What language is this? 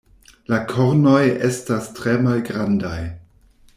Esperanto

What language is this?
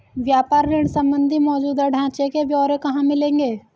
Hindi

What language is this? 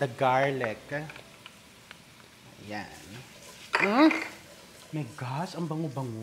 Filipino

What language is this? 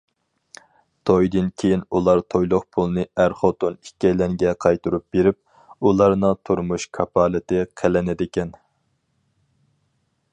Uyghur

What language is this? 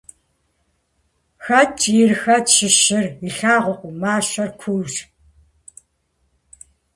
Kabardian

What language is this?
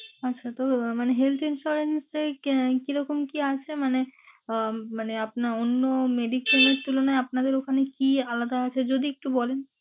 Bangla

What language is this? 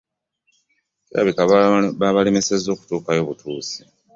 Ganda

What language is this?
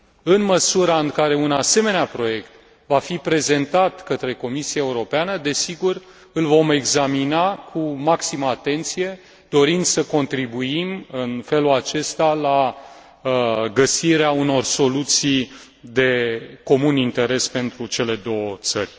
Romanian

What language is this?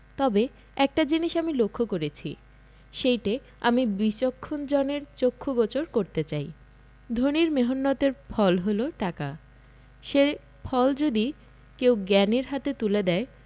Bangla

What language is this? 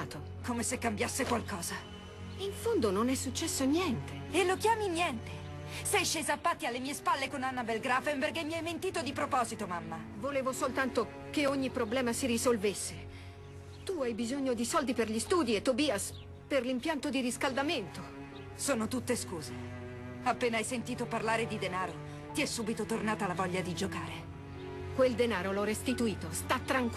Italian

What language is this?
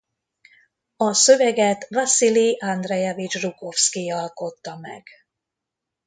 Hungarian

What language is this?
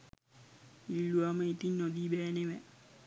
Sinhala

